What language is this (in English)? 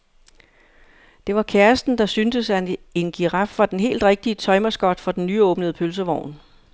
Danish